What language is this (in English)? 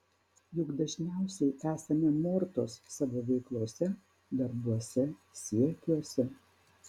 Lithuanian